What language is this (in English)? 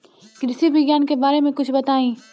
Bhojpuri